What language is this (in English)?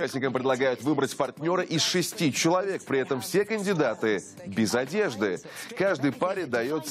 Russian